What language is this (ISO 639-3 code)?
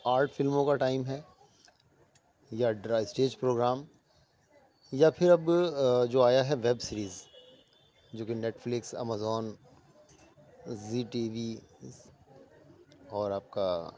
urd